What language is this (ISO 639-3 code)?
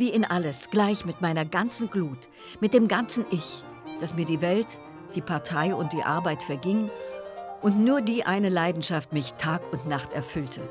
deu